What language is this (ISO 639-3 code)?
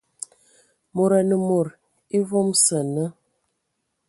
ewo